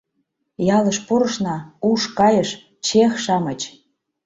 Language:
Mari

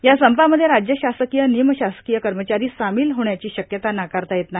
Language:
Marathi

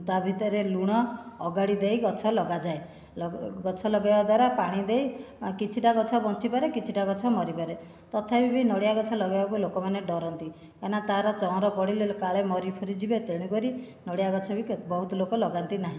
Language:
Odia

